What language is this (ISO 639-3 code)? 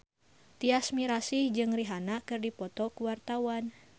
sun